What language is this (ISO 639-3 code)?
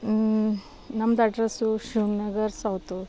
kan